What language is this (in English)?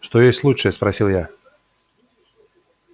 Russian